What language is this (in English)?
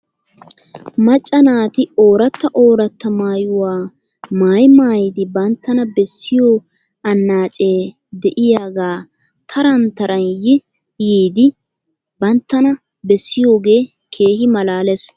Wolaytta